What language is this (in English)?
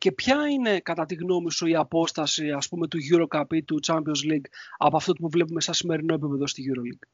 Greek